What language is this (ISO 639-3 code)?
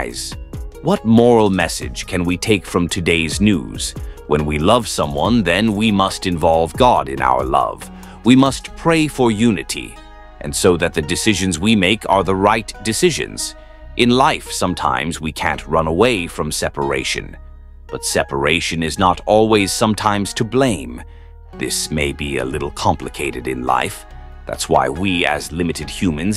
eng